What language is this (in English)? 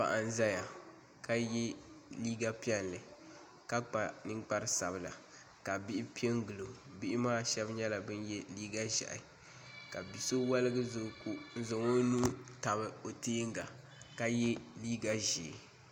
Dagbani